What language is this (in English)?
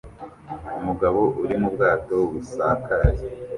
Kinyarwanda